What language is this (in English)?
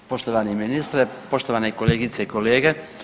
Croatian